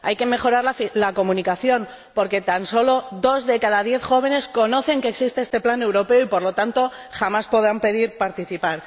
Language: Spanish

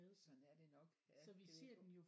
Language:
Danish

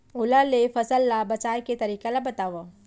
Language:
Chhattisgarhi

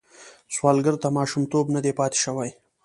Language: Pashto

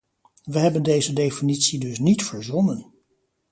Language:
Dutch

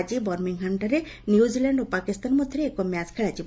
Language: Odia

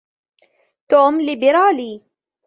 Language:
Arabic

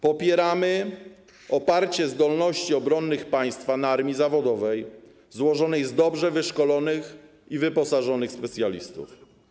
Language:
Polish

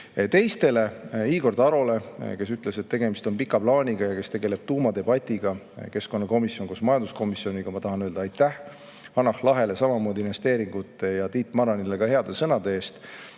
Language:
Estonian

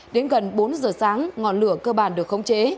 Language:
Vietnamese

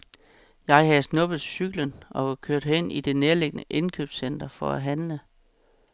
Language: Danish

